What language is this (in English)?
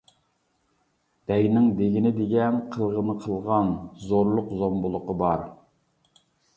Uyghur